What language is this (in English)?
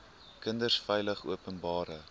Afrikaans